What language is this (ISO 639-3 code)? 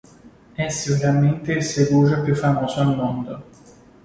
ita